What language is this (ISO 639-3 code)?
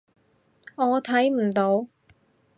yue